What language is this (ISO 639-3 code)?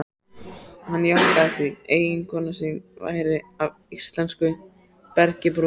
isl